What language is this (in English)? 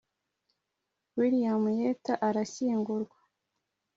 Kinyarwanda